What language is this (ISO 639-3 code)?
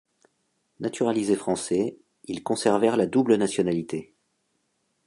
fra